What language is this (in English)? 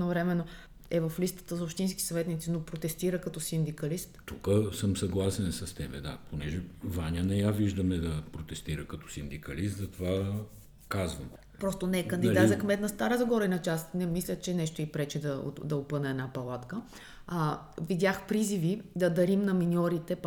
Bulgarian